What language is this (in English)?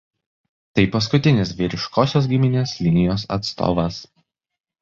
Lithuanian